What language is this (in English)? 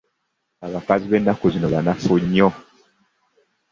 Ganda